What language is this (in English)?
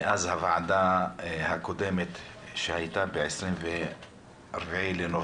Hebrew